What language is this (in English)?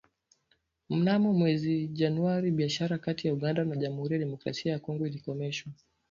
Swahili